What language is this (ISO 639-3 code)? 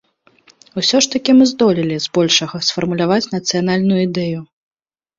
bel